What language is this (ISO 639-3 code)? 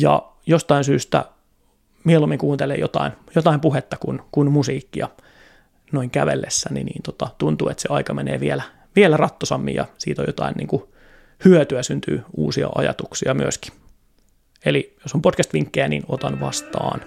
fin